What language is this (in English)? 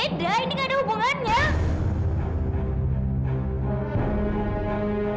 Indonesian